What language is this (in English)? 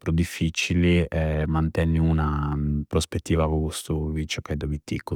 Campidanese Sardinian